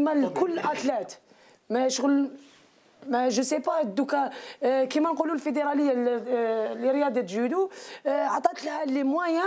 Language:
Arabic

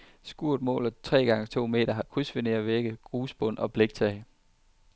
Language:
Danish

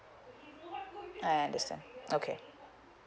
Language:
English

